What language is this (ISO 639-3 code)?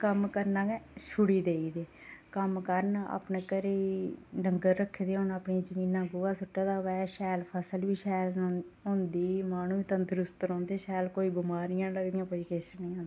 doi